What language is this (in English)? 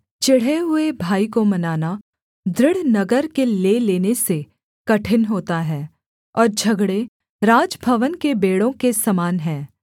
Hindi